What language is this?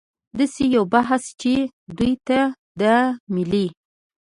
Pashto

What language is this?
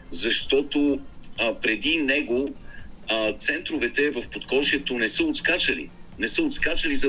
Bulgarian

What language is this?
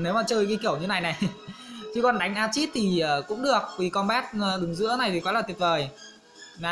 Vietnamese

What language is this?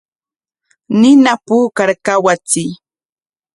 Corongo Ancash Quechua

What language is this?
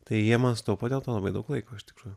Lithuanian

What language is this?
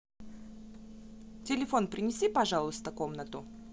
Russian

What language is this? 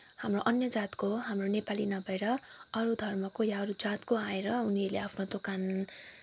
Nepali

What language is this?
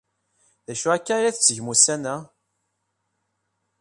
Kabyle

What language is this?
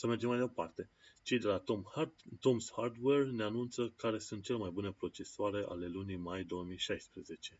Romanian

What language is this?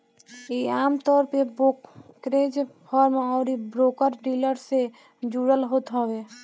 Bhojpuri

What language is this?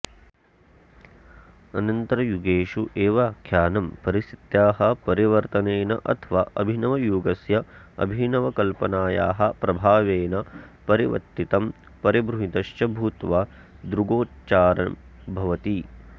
Sanskrit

